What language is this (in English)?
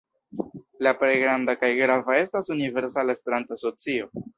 Esperanto